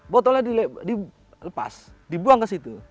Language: Indonesian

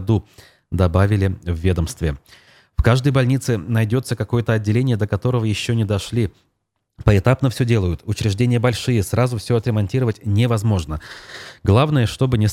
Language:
Russian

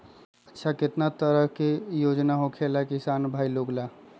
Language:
Magahi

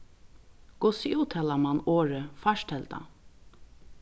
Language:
Faroese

